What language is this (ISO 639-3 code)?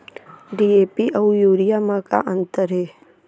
hne